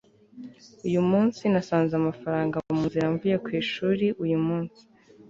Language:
Kinyarwanda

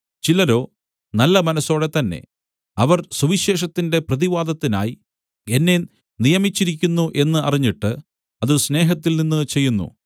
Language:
Malayalam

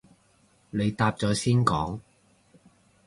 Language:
Cantonese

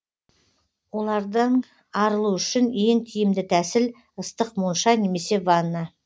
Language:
Kazakh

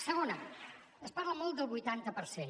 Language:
Catalan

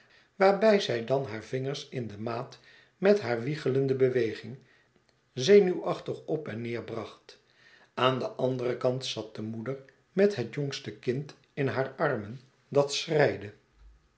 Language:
Dutch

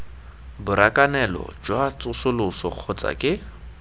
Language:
Tswana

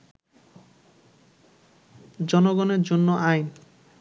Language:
Bangla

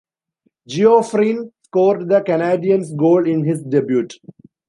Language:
English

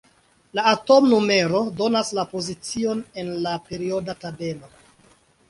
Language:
Esperanto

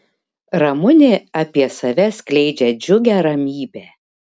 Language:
Lithuanian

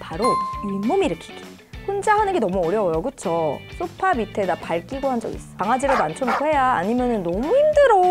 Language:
Korean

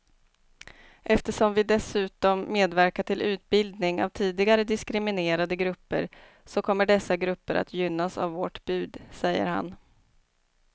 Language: Swedish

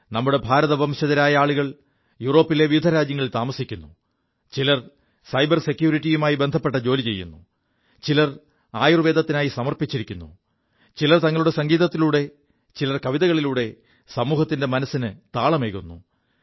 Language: Malayalam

